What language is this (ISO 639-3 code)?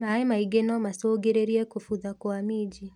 kik